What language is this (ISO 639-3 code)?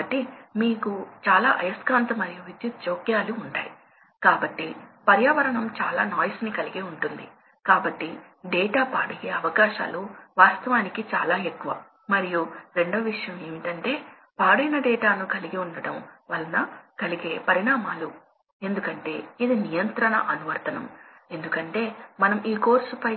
tel